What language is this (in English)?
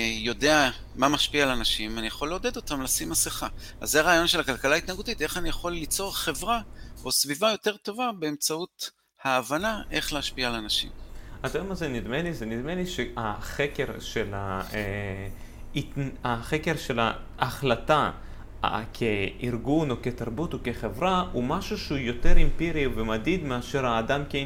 Hebrew